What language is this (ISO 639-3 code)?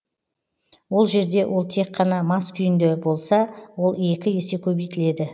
kaz